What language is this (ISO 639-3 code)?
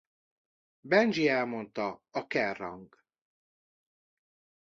hun